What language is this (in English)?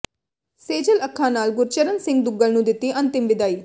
Punjabi